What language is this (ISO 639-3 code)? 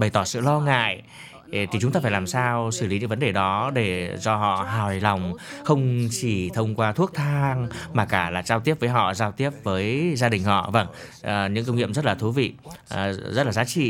vie